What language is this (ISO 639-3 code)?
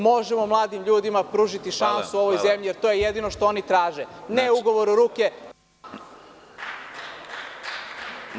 srp